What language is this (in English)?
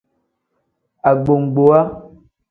Tem